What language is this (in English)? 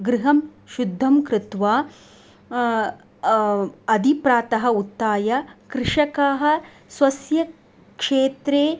Sanskrit